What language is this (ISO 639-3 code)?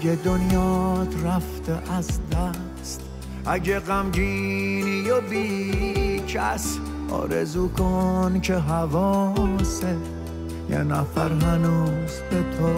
fas